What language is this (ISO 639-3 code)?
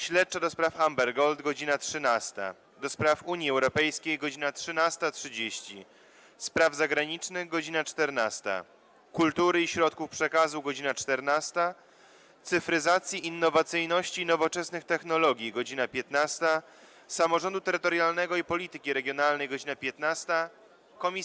pol